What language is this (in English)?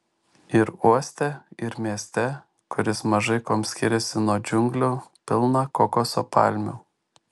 Lithuanian